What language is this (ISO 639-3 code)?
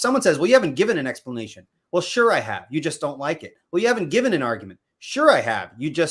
eng